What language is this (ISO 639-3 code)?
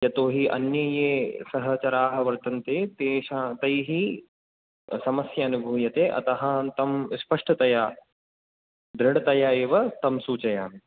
san